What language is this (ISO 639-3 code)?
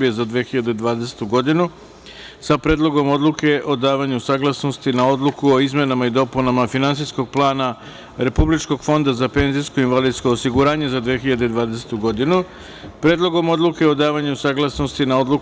srp